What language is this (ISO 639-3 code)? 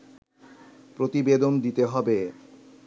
ben